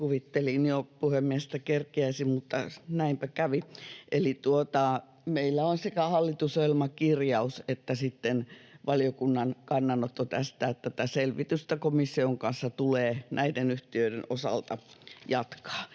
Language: Finnish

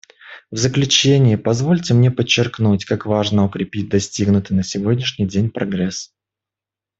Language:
Russian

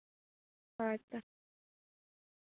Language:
Santali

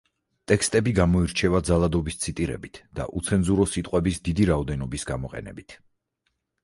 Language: Georgian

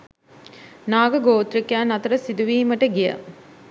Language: Sinhala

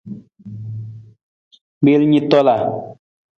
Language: Nawdm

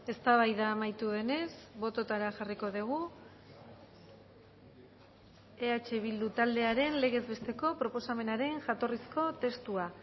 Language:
Basque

